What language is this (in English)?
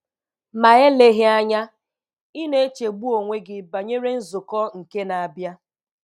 Igbo